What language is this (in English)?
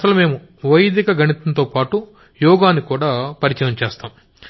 Telugu